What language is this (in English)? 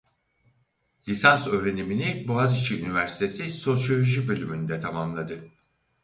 Turkish